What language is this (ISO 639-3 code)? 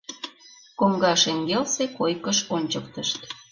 chm